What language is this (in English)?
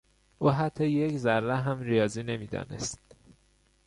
Persian